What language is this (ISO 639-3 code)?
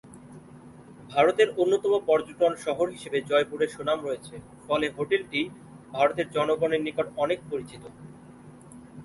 ben